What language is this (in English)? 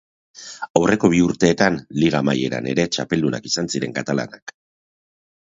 Basque